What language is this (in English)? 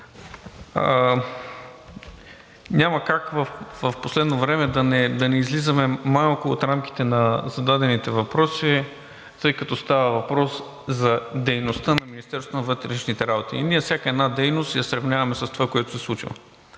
Bulgarian